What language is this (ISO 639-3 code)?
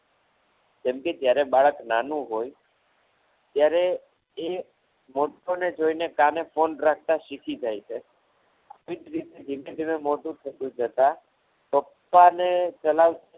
guj